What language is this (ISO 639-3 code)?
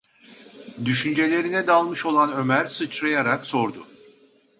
tur